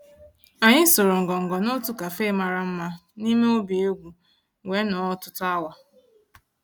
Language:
Igbo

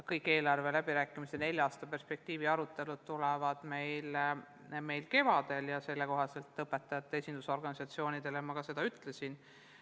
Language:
Estonian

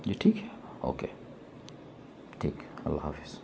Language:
Urdu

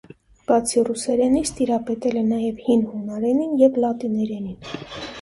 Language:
Armenian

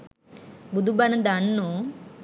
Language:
Sinhala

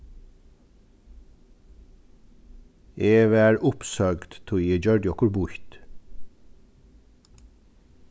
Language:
Faroese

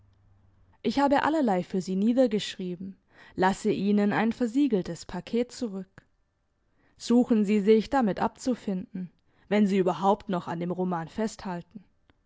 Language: German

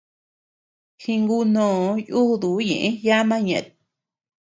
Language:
Tepeuxila Cuicatec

